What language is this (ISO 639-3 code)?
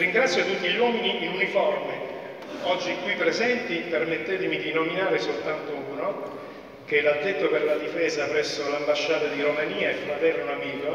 ita